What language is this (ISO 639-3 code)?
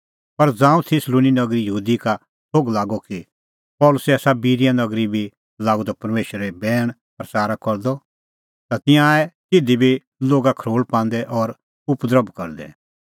kfx